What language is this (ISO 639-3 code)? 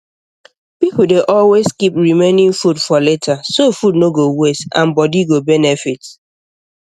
pcm